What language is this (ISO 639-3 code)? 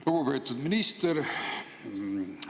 est